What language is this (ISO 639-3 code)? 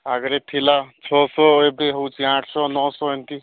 ori